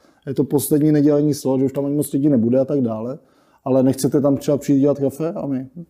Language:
Czech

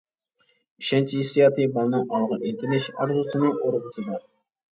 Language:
Uyghur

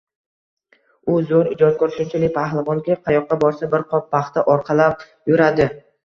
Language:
Uzbek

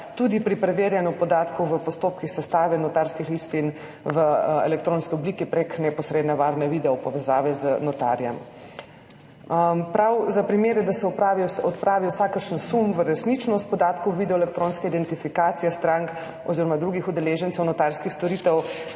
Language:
Slovenian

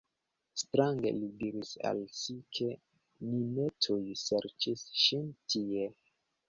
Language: Esperanto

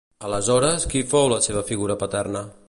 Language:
Catalan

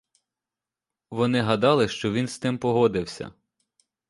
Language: Ukrainian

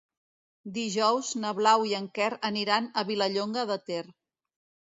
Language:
Catalan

